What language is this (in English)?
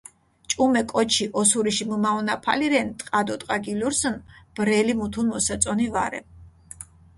Mingrelian